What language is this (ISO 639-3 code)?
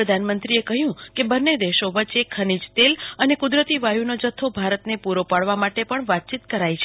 guj